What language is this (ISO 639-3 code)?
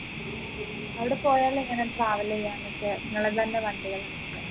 mal